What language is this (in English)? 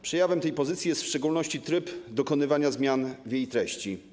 Polish